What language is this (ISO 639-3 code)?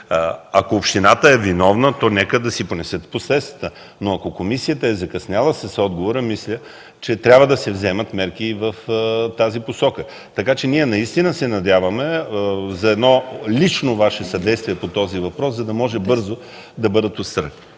bul